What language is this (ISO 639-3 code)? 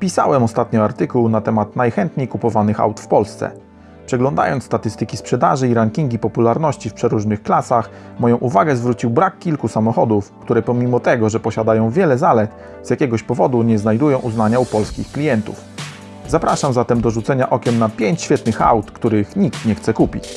pol